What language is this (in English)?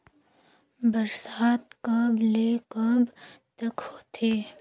Chhattisgarhi